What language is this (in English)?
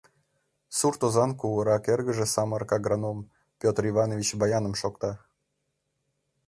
Mari